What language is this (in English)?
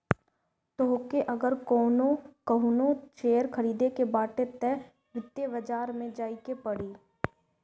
Bhojpuri